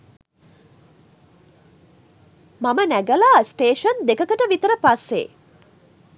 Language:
Sinhala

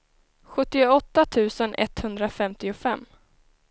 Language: Swedish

